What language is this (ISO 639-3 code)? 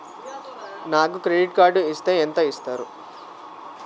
tel